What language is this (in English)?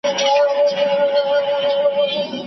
Pashto